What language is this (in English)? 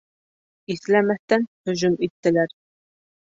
Bashkir